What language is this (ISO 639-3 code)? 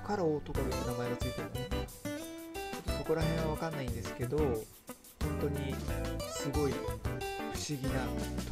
jpn